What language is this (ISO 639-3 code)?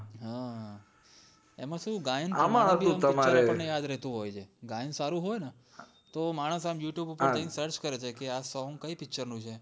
guj